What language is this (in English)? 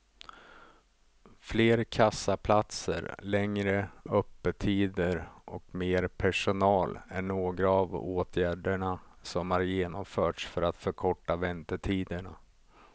Swedish